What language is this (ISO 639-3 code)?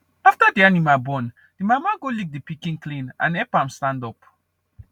pcm